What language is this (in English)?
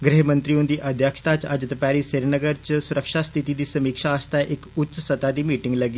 Dogri